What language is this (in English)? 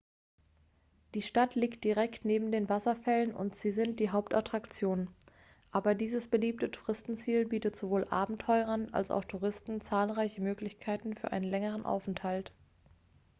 German